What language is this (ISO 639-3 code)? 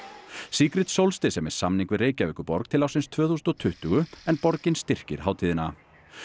isl